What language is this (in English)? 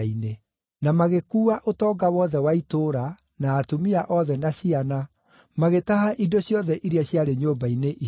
Kikuyu